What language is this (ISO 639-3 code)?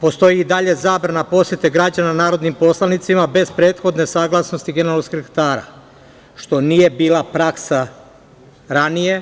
srp